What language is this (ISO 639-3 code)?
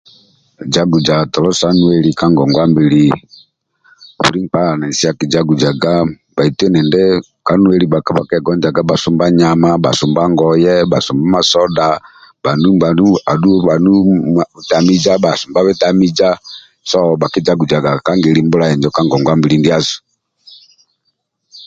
rwm